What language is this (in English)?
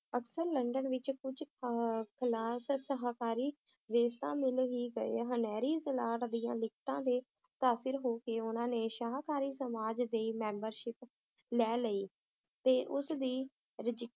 Punjabi